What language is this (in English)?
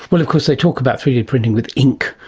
English